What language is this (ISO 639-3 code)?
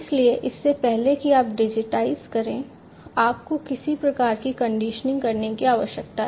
hin